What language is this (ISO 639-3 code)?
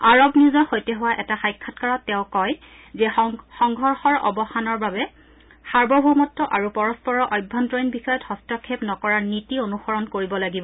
asm